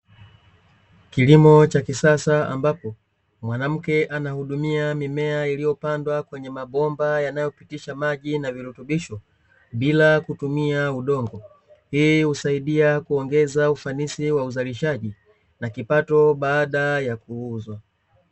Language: Swahili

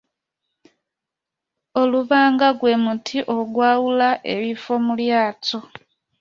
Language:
Ganda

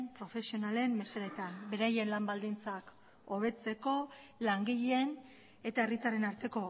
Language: Basque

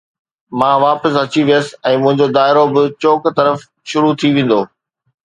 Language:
Sindhi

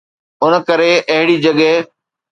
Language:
Sindhi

